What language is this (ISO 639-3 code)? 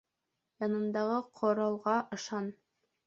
bak